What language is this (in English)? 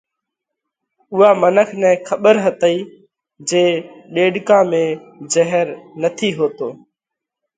Parkari Koli